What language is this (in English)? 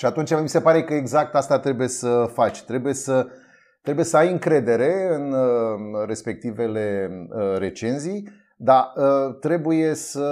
Romanian